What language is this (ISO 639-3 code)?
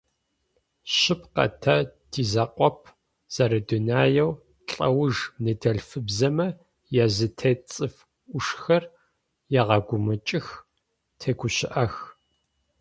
ady